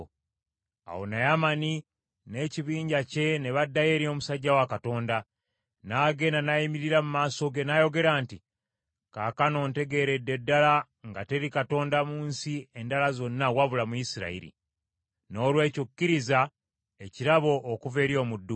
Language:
Ganda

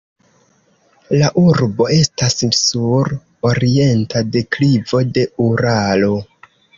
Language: Esperanto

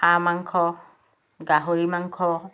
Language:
Assamese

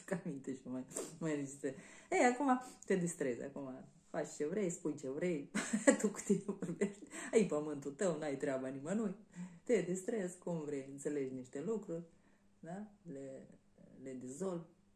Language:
Romanian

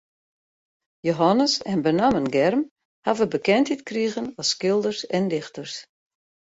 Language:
Western Frisian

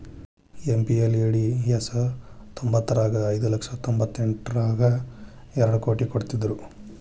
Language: Kannada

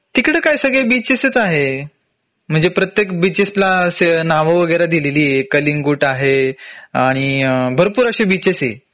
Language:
Marathi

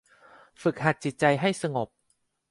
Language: Thai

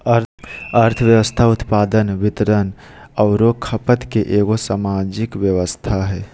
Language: Magahi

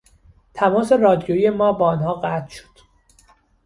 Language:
Persian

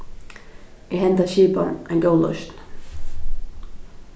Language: Faroese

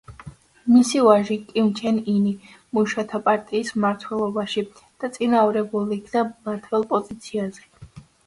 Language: Georgian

